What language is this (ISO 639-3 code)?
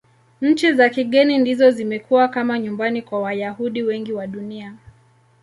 swa